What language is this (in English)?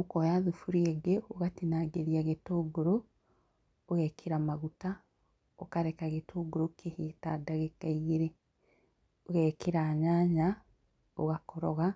Kikuyu